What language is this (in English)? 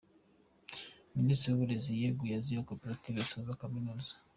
Kinyarwanda